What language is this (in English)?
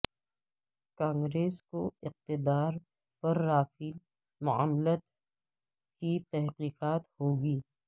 Urdu